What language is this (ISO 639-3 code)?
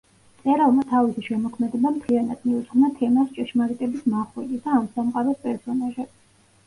kat